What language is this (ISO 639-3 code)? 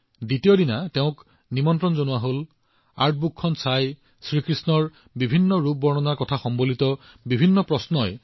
asm